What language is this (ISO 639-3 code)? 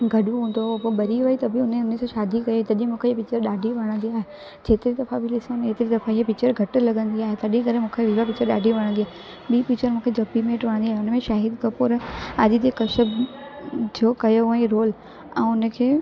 snd